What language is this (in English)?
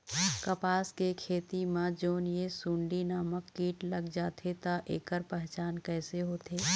Chhattisgarhi